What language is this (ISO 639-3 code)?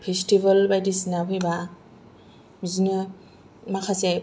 brx